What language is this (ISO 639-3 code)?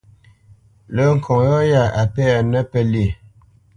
bce